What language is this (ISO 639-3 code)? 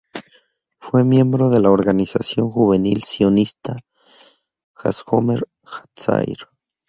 spa